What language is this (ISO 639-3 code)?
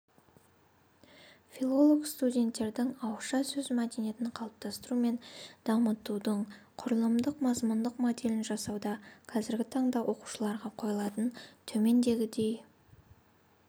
kaz